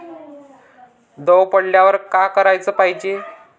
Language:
Marathi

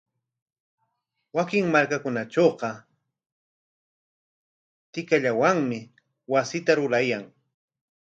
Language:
Corongo Ancash Quechua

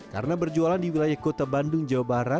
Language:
Indonesian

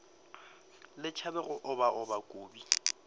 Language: Northern Sotho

